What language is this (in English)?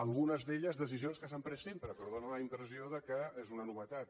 Catalan